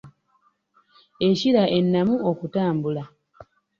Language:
Ganda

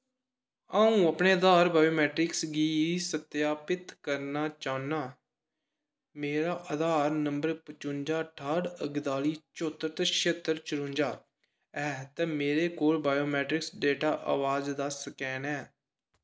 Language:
Dogri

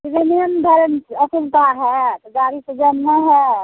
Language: Maithili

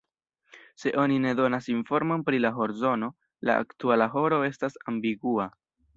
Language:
Esperanto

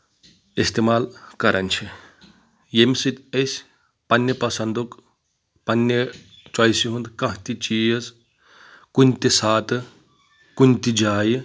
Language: Kashmiri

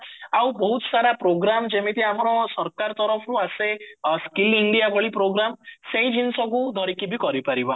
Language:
Odia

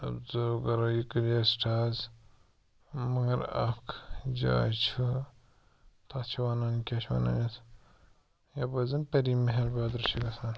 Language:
Kashmiri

